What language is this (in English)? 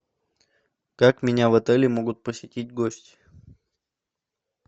Russian